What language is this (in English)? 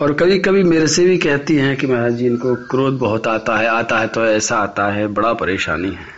Hindi